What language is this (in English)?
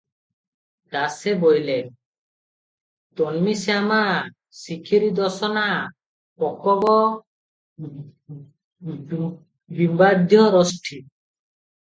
Odia